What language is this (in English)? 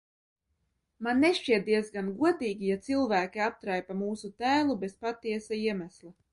Latvian